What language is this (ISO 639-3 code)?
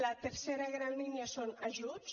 cat